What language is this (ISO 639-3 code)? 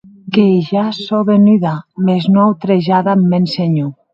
oci